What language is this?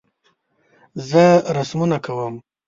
Pashto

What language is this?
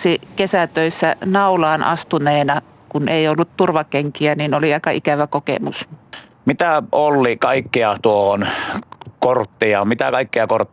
Finnish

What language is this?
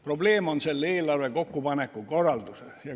Estonian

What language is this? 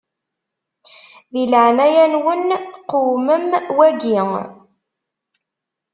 Kabyle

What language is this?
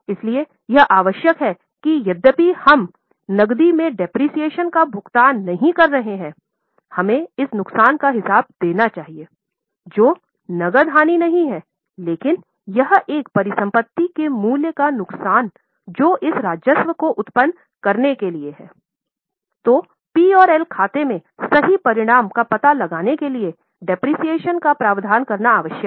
Hindi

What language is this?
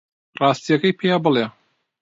Central Kurdish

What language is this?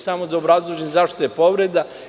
Serbian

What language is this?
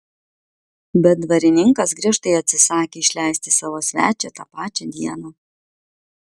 Lithuanian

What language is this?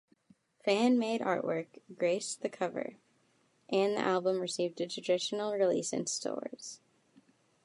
English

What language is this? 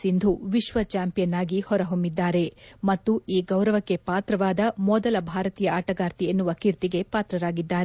Kannada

